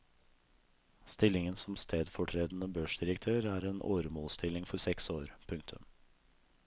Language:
Norwegian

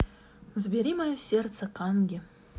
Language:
Russian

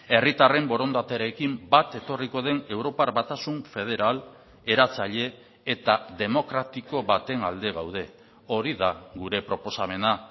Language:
Basque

